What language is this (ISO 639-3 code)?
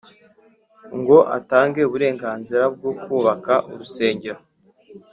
kin